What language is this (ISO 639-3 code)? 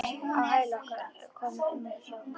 isl